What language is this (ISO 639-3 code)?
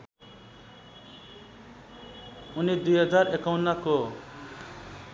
nep